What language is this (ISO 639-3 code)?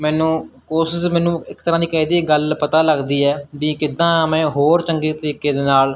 pan